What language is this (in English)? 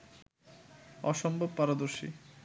Bangla